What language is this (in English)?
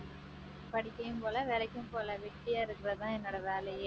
Tamil